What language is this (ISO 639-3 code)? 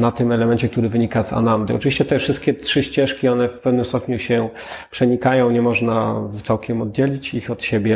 pol